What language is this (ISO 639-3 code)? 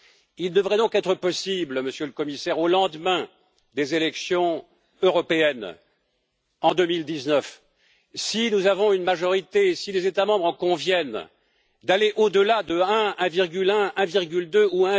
fra